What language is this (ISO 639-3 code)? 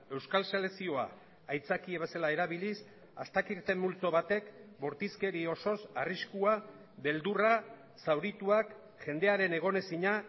eus